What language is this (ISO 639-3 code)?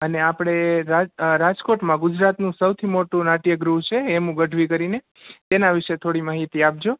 guj